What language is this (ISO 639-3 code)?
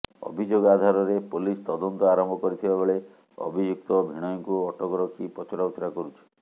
ori